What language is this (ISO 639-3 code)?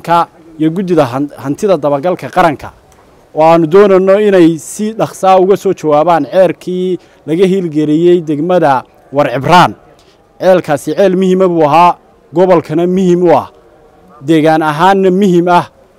ara